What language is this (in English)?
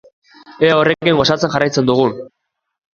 Basque